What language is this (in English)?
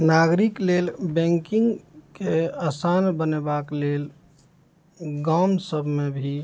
Maithili